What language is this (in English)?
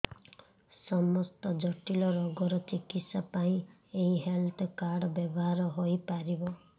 Odia